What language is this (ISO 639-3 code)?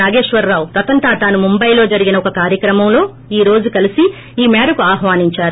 tel